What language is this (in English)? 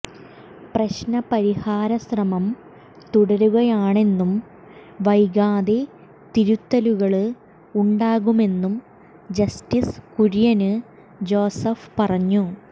Malayalam